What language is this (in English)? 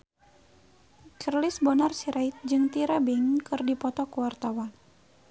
Sundanese